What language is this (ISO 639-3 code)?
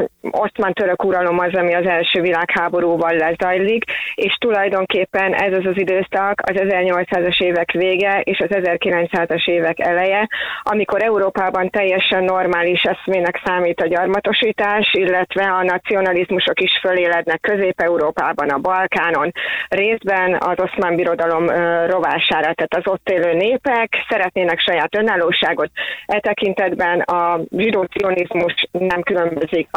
hun